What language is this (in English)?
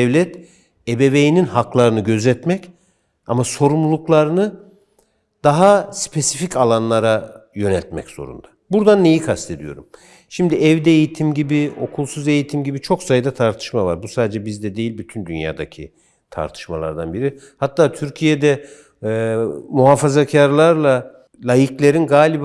Turkish